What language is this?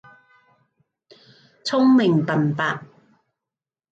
Cantonese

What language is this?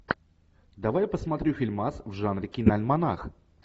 Russian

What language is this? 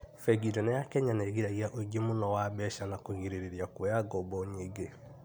Kikuyu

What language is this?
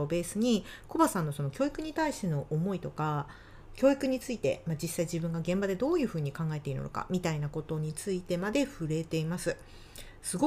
Japanese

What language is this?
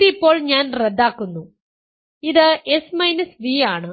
Malayalam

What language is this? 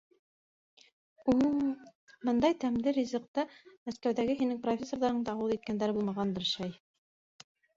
Bashkir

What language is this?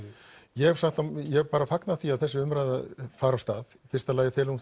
Icelandic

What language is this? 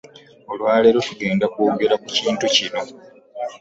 Ganda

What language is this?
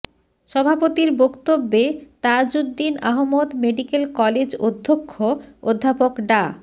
Bangla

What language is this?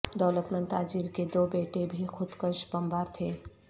Urdu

